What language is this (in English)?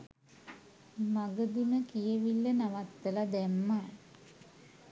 Sinhala